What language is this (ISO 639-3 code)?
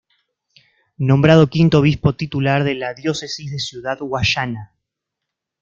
spa